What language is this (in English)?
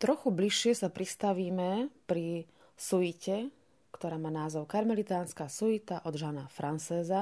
Slovak